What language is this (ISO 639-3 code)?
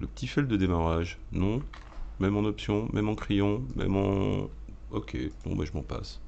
fra